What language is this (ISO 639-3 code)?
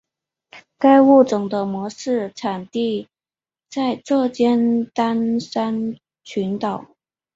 zho